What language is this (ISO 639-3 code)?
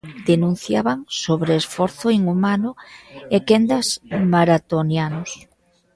glg